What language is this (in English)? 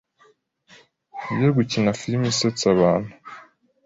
Kinyarwanda